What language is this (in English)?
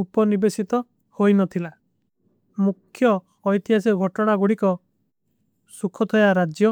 Kui (India)